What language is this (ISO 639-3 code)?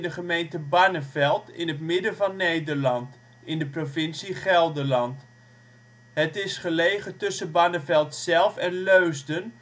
nld